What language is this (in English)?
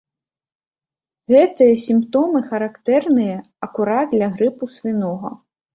Belarusian